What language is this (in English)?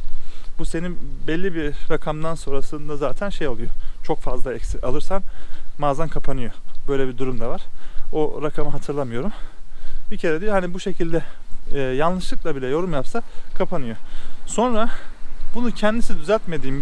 Turkish